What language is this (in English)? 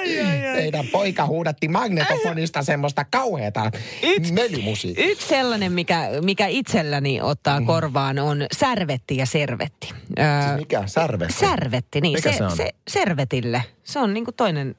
Finnish